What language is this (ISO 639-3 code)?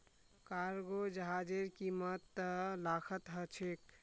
mag